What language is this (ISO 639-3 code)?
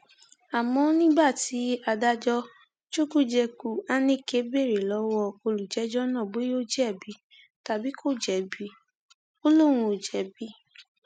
yor